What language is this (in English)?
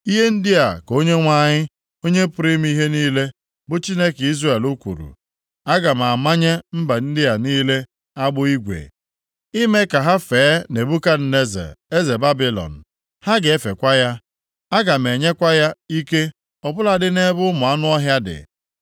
Igbo